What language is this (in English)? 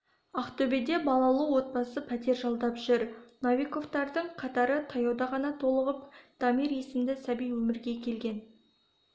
Kazakh